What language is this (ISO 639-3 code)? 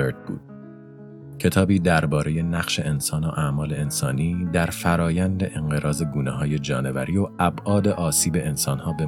fas